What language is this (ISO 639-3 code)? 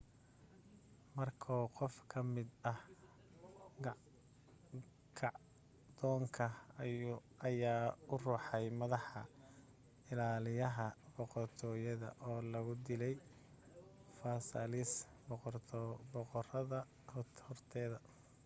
som